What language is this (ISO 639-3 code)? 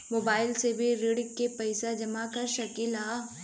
bho